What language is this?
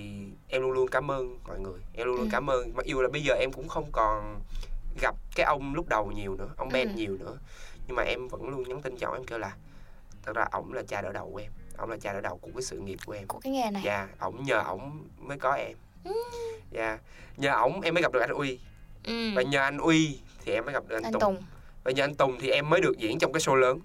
Vietnamese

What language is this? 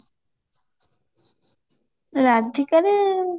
Odia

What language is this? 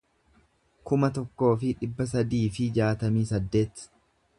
Oromo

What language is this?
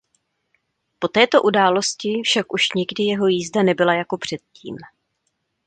Czech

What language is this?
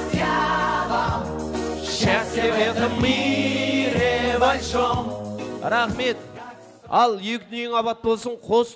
Turkish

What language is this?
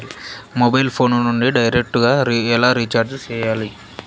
Telugu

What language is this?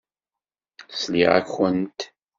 Kabyle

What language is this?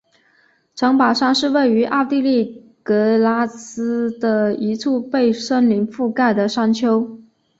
Chinese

